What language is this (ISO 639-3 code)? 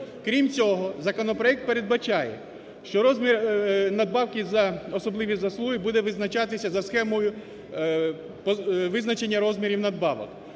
ukr